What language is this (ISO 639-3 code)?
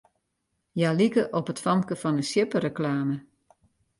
fry